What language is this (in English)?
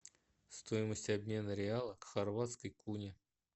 Russian